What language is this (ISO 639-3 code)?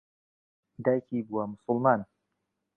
ckb